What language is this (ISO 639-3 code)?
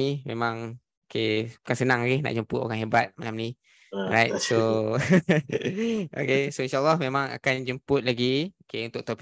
msa